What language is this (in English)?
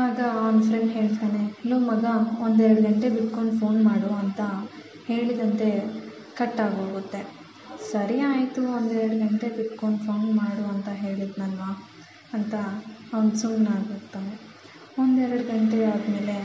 Kannada